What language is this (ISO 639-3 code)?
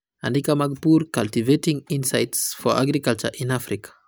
luo